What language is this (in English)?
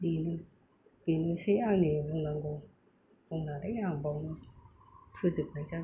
Bodo